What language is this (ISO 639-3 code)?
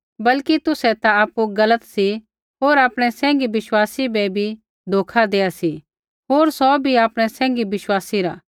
kfx